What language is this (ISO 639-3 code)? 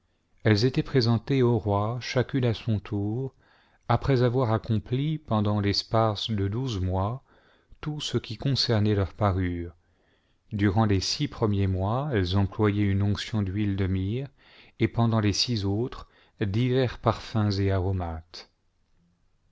fra